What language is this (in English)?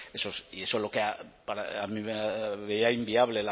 Spanish